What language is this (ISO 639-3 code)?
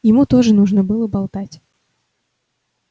rus